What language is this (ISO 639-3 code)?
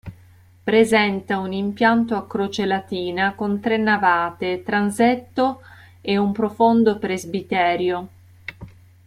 ita